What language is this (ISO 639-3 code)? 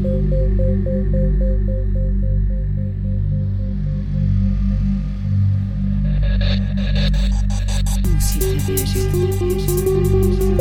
ces